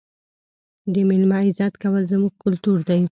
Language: Pashto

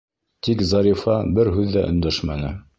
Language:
Bashkir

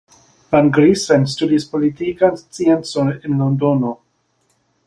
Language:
Esperanto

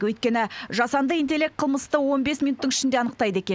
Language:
Kazakh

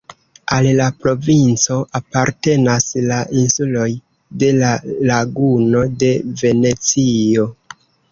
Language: Esperanto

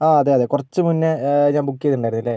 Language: Malayalam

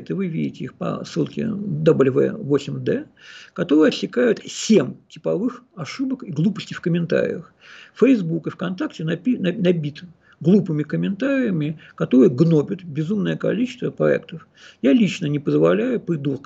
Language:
Russian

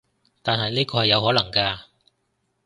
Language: Cantonese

